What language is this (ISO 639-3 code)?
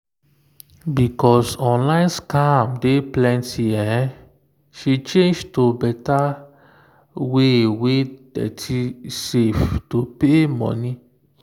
pcm